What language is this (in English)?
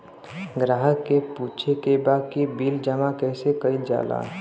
Bhojpuri